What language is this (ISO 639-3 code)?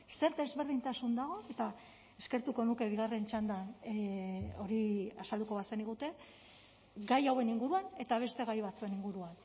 eus